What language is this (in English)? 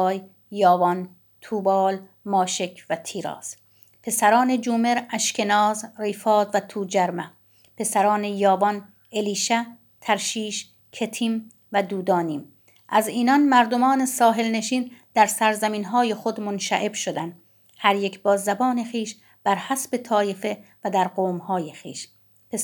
Persian